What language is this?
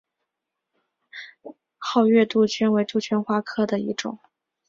Chinese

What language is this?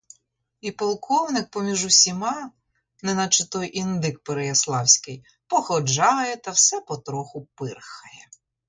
Ukrainian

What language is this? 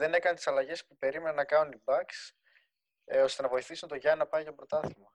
Greek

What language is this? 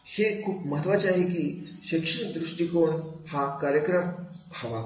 Marathi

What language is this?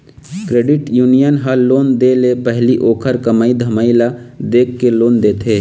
Chhattisgarhi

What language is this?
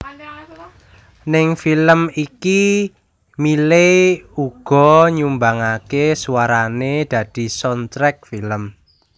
Javanese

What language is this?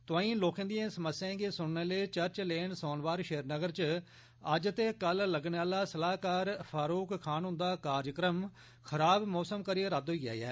Dogri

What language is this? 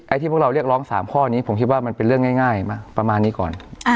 Thai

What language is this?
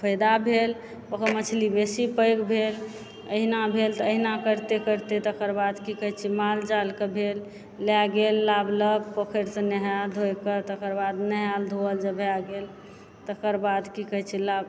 Maithili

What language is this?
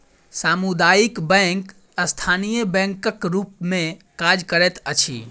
Maithili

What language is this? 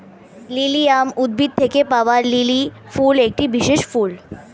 Bangla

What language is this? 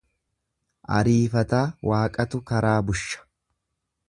Oromo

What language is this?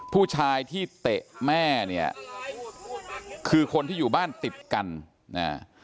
Thai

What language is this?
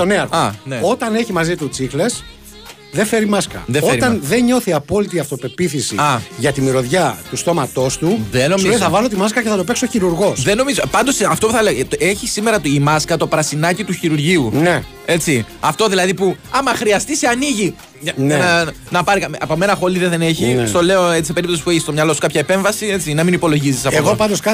Greek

